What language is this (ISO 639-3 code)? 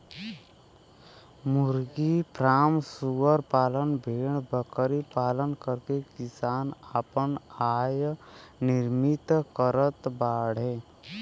bho